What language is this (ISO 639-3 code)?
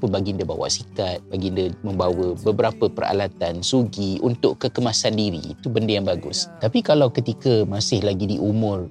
msa